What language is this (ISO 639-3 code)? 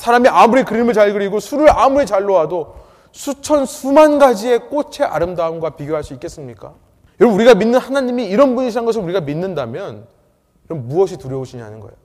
kor